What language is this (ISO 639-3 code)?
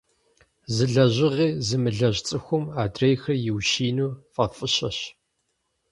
kbd